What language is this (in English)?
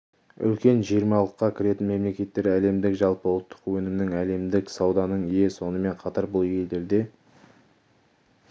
Kazakh